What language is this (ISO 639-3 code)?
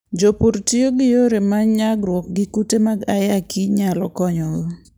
luo